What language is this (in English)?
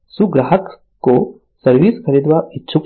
Gujarati